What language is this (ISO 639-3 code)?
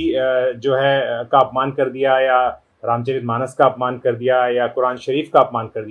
hin